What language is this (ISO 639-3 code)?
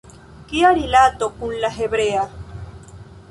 epo